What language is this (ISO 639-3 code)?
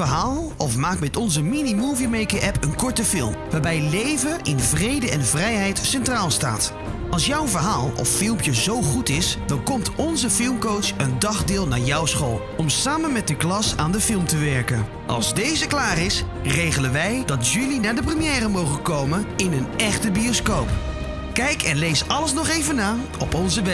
nld